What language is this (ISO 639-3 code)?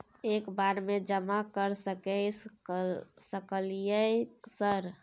mai